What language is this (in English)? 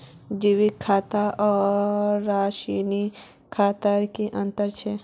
Magahi